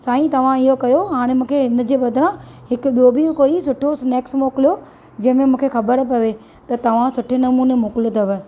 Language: Sindhi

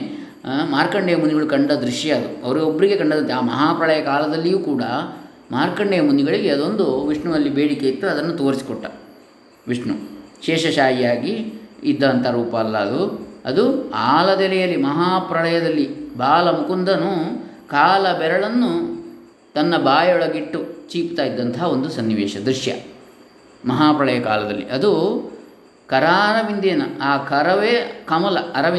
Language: Kannada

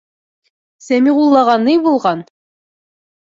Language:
Bashkir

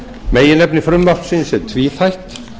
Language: Icelandic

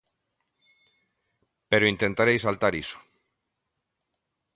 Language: Galician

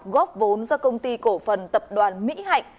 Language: Vietnamese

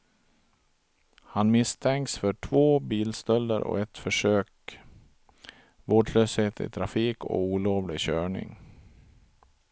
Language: Swedish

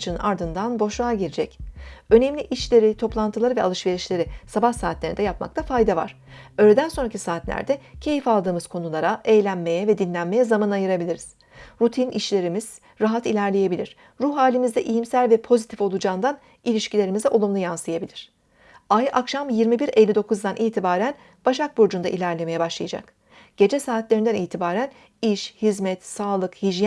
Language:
Turkish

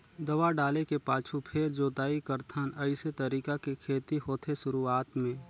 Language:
Chhattisgarhi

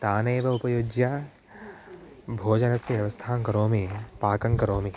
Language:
Sanskrit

